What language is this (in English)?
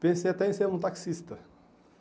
Portuguese